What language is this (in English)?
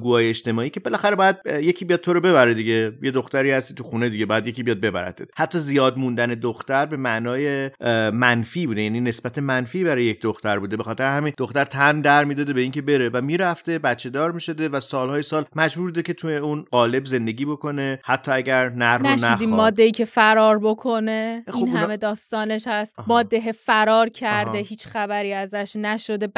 Persian